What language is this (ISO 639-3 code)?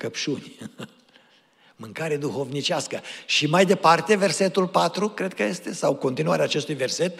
ron